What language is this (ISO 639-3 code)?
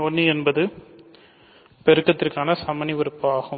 tam